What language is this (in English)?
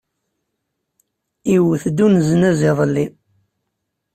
Kabyle